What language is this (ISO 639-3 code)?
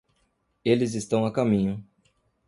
por